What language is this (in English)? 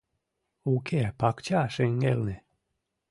Mari